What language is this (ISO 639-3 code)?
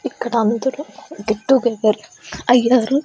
tel